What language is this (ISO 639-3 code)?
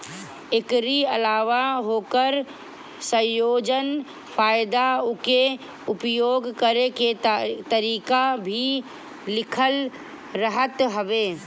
bho